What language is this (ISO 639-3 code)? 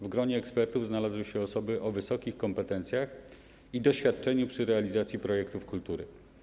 pol